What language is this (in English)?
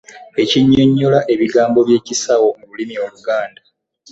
Ganda